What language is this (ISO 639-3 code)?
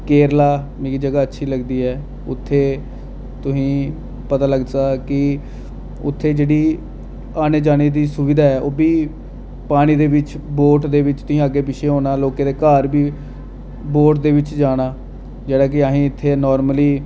doi